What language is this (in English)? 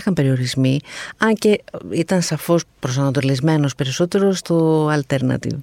Greek